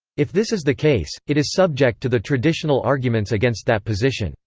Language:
English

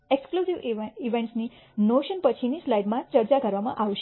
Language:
Gujarati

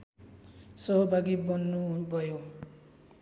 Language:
Nepali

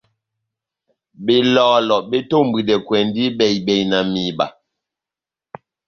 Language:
Batanga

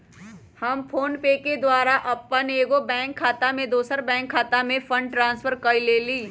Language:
Magahi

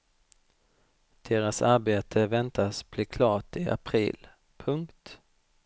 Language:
Swedish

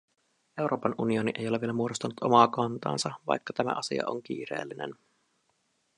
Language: Finnish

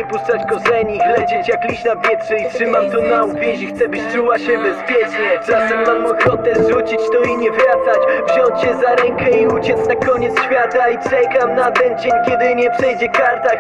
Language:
Polish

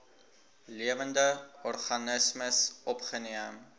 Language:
Afrikaans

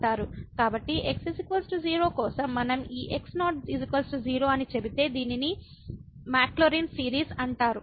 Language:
Telugu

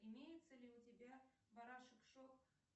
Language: Russian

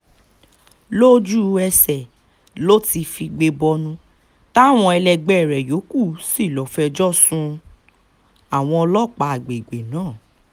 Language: Yoruba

